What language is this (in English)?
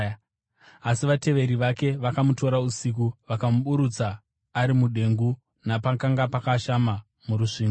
Shona